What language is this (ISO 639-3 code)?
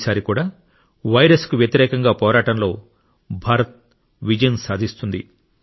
tel